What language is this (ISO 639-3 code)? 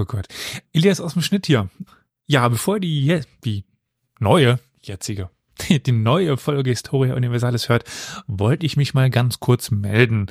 deu